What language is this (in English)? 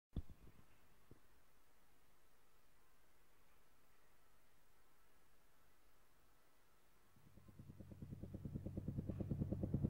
Korean